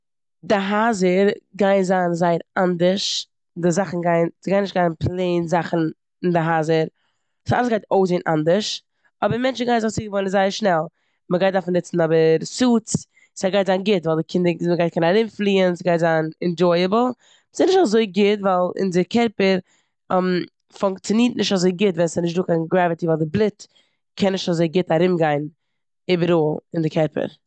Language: Yiddish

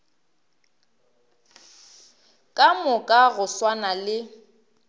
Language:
Northern Sotho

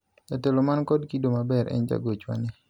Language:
Luo (Kenya and Tanzania)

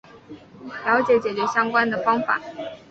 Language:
Chinese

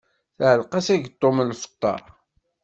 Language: Kabyle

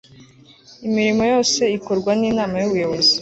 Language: Kinyarwanda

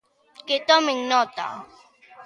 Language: Galician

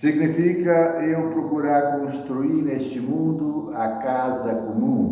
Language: Portuguese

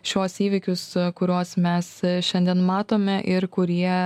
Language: Lithuanian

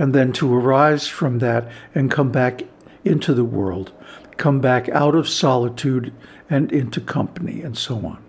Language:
English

